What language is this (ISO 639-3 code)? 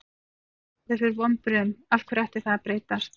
isl